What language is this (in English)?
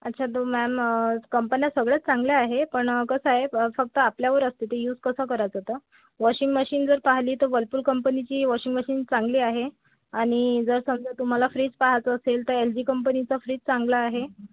Marathi